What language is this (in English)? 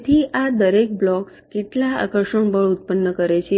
Gujarati